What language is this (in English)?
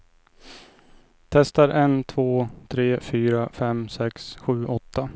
Swedish